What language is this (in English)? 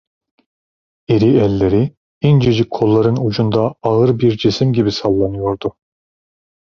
Turkish